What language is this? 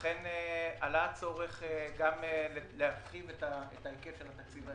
Hebrew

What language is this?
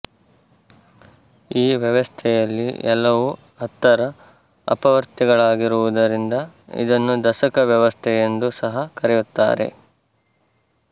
Kannada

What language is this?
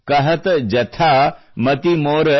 Kannada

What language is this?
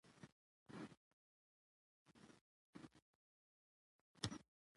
Pashto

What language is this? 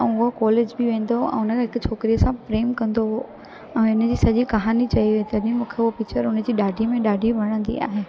Sindhi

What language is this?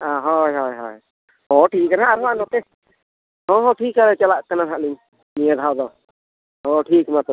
Santali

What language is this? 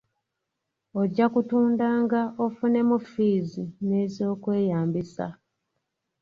Ganda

